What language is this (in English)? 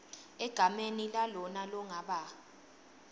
Swati